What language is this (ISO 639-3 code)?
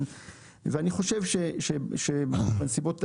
heb